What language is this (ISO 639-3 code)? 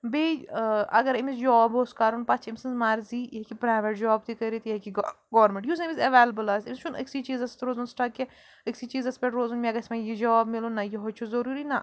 kas